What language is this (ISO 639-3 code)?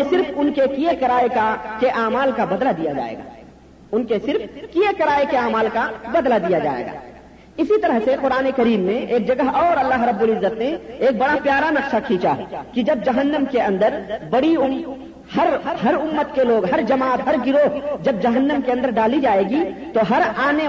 urd